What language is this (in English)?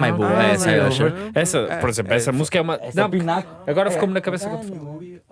Portuguese